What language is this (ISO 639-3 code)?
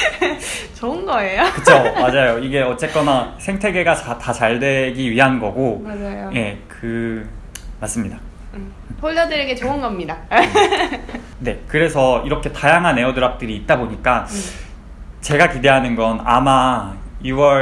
kor